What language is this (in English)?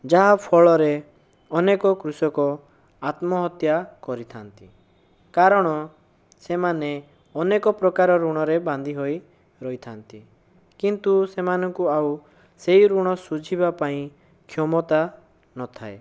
Odia